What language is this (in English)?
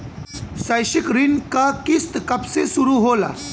Bhojpuri